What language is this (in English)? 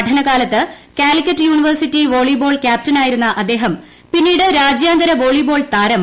Malayalam